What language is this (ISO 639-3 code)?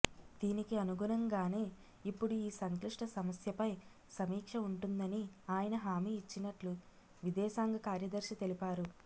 tel